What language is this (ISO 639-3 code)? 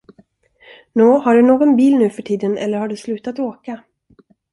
swe